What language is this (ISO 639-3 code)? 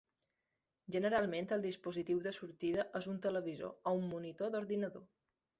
cat